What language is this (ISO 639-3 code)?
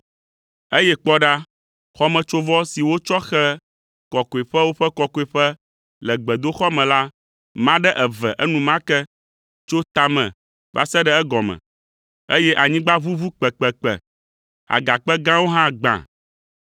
ewe